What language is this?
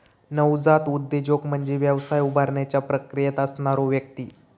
Marathi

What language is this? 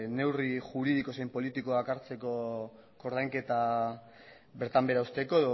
Basque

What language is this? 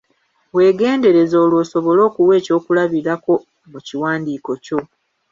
Ganda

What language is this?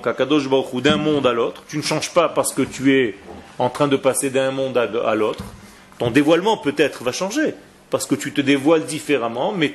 French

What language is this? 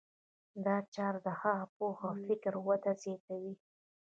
Pashto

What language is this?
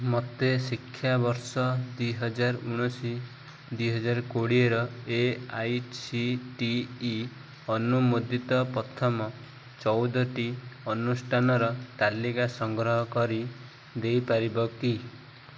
Odia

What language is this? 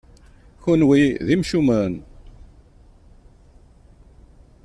Kabyle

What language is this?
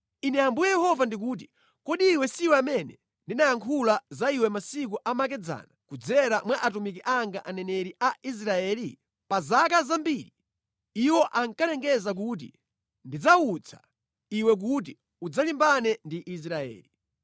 Nyanja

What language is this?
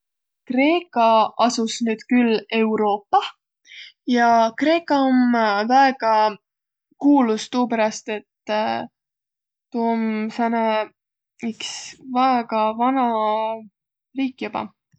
Võro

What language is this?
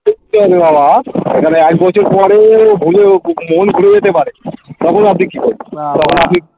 Bangla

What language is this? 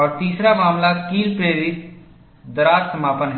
Hindi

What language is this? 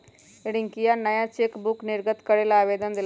Magahi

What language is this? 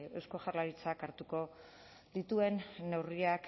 Basque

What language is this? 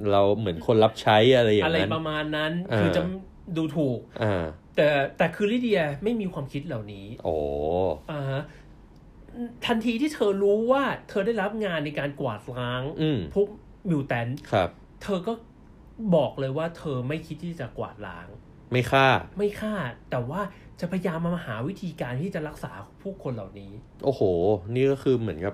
Thai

